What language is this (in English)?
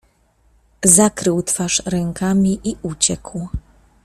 Polish